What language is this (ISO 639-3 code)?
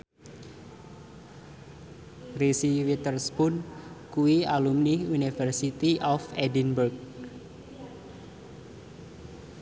jav